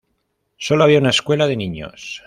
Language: Spanish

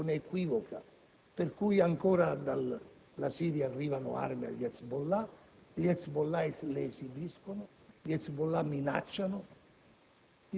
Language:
Italian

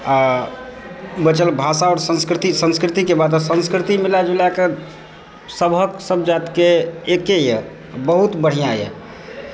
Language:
Maithili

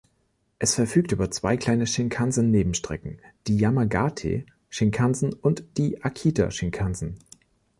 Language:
German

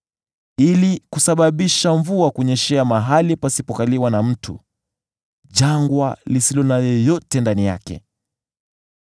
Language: Swahili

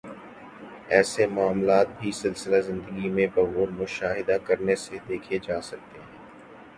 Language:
Urdu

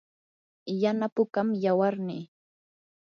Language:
Yanahuanca Pasco Quechua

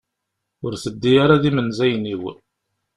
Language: Kabyle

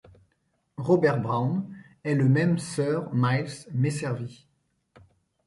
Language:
French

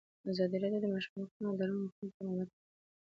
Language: Pashto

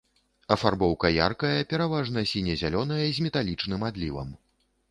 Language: Belarusian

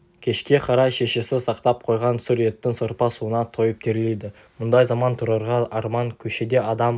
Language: Kazakh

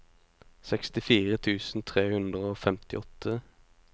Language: Norwegian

